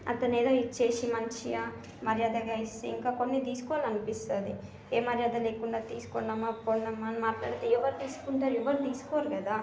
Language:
Telugu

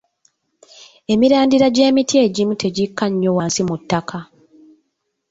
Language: Ganda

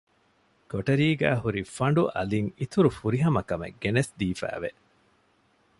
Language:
Divehi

